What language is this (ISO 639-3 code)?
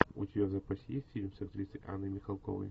rus